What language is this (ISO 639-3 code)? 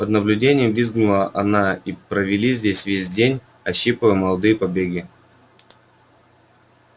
rus